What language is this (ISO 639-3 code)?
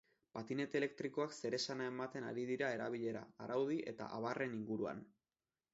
eus